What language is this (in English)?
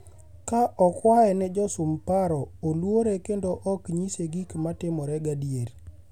Luo (Kenya and Tanzania)